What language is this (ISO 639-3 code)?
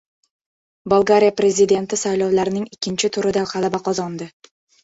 uzb